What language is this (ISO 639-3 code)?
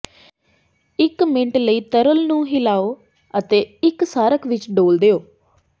pan